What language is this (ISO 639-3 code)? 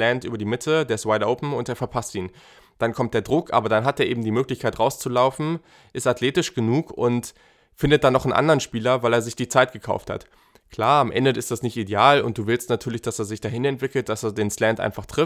deu